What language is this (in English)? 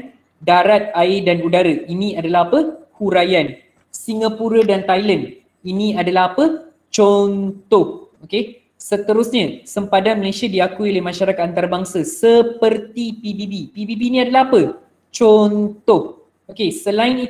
Malay